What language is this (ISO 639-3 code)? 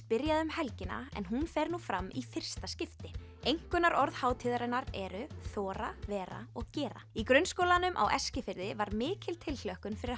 isl